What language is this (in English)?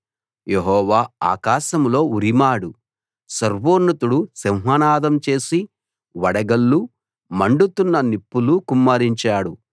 Telugu